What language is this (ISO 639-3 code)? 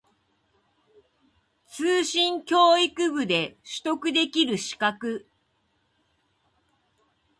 jpn